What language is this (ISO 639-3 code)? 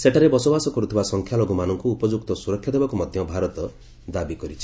ori